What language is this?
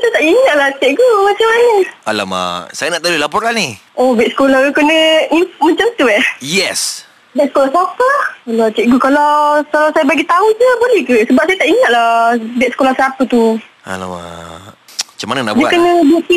Malay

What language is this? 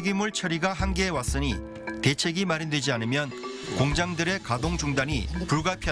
Korean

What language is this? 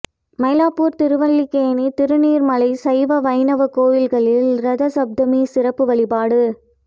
Tamil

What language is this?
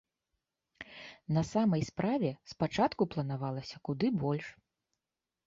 Belarusian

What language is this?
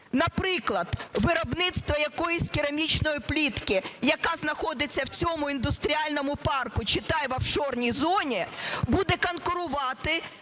Ukrainian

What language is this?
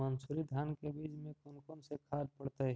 Magahi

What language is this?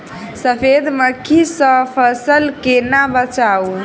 Maithili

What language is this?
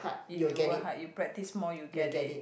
English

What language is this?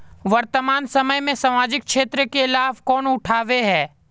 Magahi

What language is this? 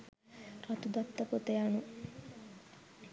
Sinhala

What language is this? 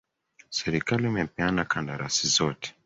Swahili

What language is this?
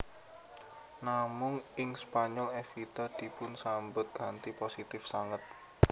Javanese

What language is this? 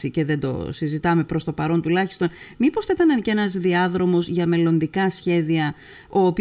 Greek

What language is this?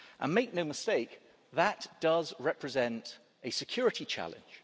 English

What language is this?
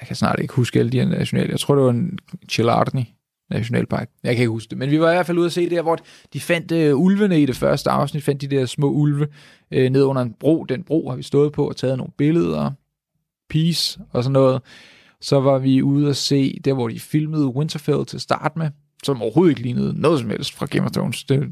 Danish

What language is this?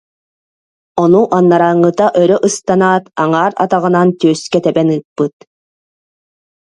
Yakut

